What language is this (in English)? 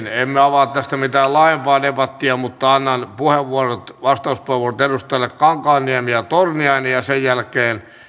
Finnish